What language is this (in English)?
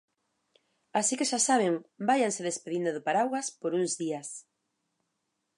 Galician